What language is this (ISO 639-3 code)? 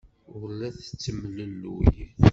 kab